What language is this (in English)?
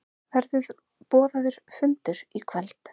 Icelandic